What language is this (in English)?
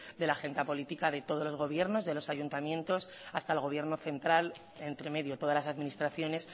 Spanish